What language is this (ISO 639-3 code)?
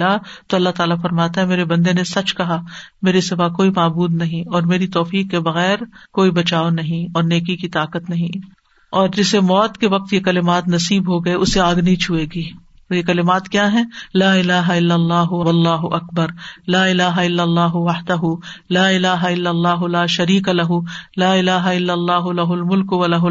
urd